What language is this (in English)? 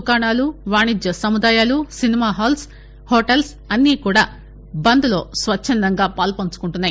Telugu